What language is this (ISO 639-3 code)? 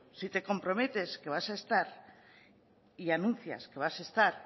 spa